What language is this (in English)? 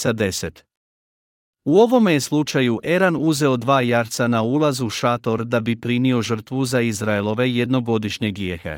Croatian